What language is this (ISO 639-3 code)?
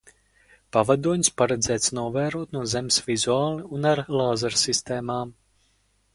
lav